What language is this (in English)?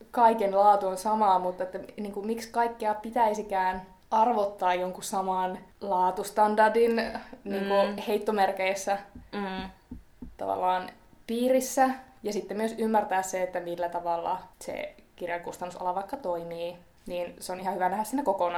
Finnish